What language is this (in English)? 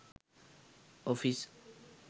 Sinhala